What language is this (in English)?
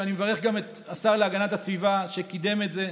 Hebrew